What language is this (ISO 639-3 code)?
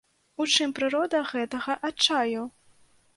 bel